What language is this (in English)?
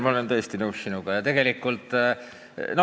Estonian